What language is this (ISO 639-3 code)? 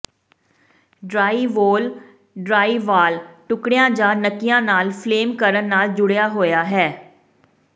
pan